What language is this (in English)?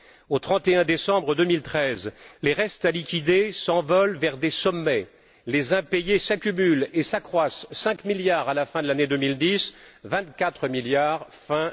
French